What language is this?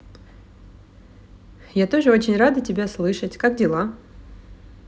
Russian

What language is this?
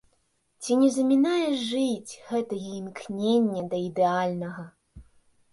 Belarusian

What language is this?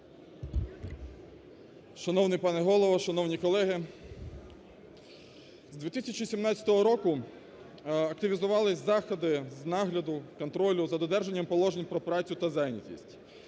Ukrainian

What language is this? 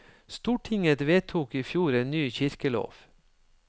Norwegian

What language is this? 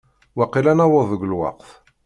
Kabyle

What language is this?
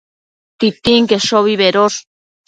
Matsés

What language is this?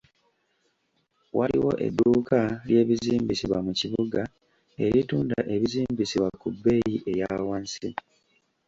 Ganda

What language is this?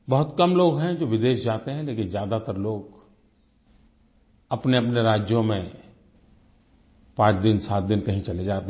Hindi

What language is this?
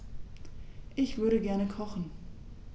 German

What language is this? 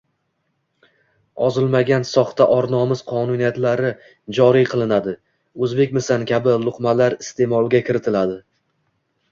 Uzbek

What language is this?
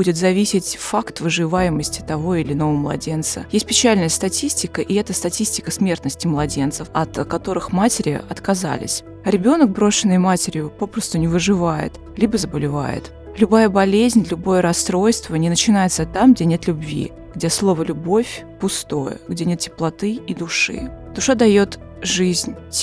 Russian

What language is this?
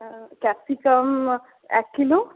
Bangla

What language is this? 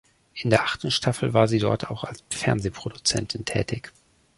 German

